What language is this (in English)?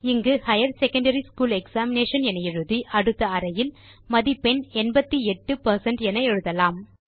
Tamil